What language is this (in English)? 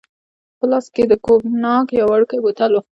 Pashto